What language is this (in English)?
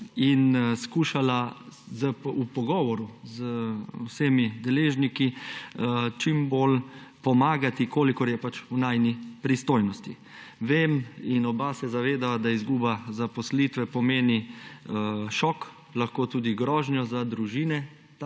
Slovenian